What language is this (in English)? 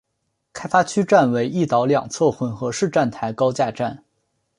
Chinese